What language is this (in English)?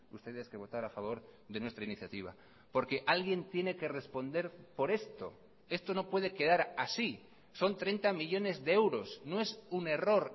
Spanish